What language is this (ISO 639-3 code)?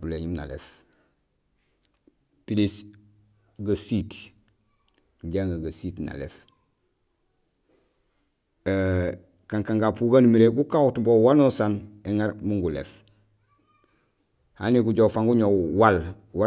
gsl